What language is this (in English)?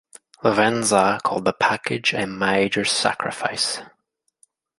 English